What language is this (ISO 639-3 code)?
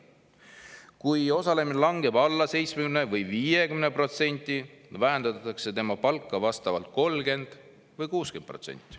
est